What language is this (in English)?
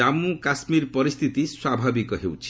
Odia